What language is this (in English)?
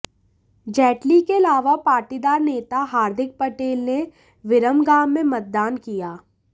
Hindi